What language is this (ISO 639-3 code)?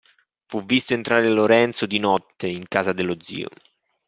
ita